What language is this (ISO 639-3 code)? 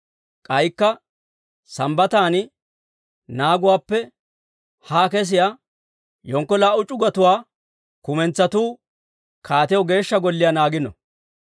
dwr